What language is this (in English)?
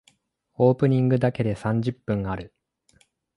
Japanese